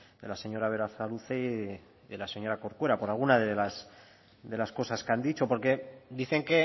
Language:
Spanish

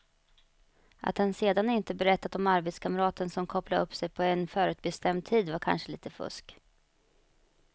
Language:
Swedish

